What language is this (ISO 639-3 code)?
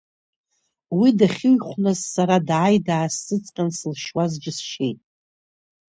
abk